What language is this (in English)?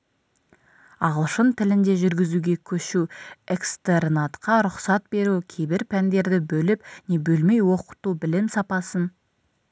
Kazakh